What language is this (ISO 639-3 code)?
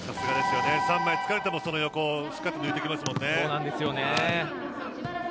jpn